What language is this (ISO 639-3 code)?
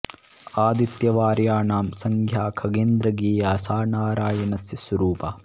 san